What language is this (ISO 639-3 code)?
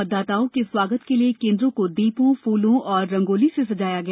hin